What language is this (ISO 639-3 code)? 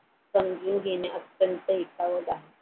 mar